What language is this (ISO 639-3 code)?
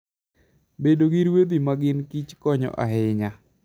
luo